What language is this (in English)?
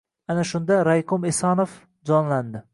Uzbek